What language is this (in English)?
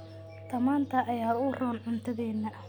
Somali